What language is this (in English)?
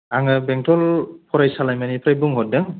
Bodo